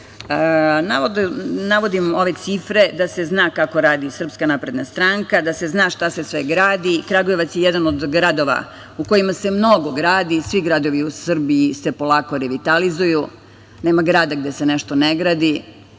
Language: Serbian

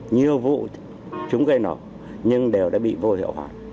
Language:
Vietnamese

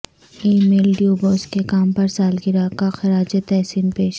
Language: Urdu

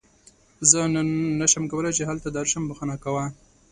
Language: Pashto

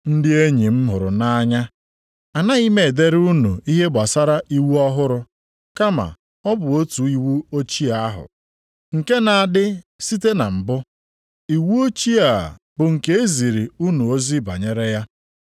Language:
Igbo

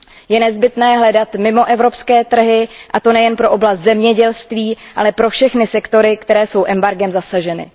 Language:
Czech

